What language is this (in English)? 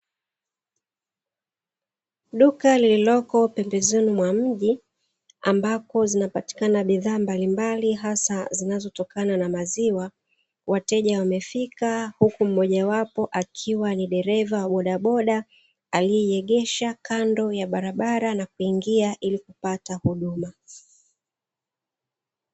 Swahili